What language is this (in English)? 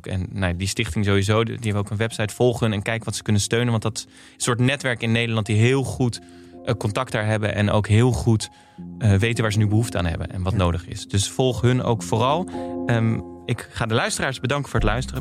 Dutch